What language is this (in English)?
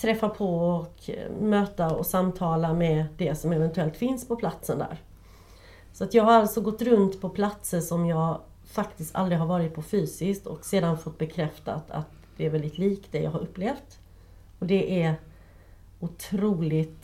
Swedish